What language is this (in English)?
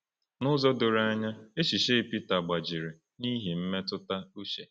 Igbo